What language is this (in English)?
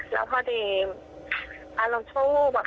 Thai